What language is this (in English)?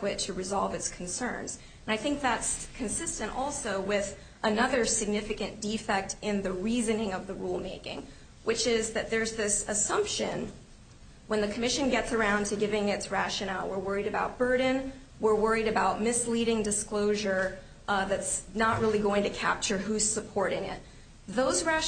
English